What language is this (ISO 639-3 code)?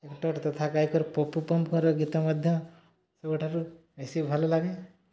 ori